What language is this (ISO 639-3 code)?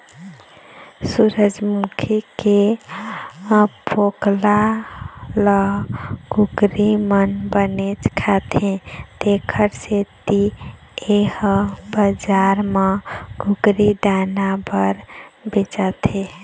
hne